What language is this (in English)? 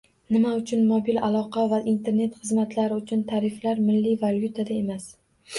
Uzbek